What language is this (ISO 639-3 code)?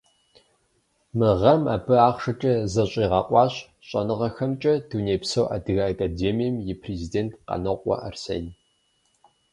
kbd